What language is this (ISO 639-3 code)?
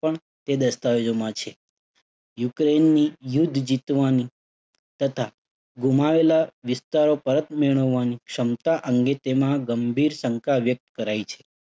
guj